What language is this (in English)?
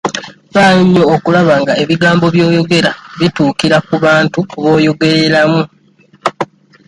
Ganda